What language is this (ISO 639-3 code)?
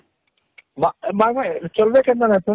ori